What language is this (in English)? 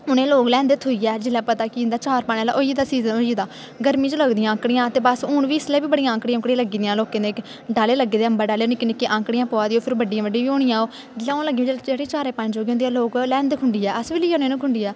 Dogri